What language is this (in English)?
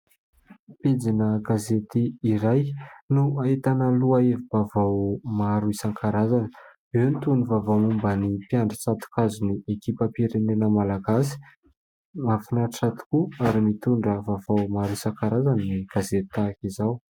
Malagasy